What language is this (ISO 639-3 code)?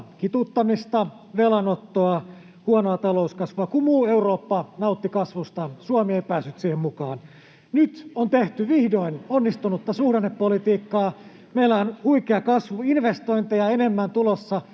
fin